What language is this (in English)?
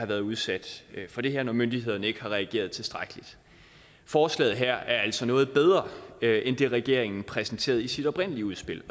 Danish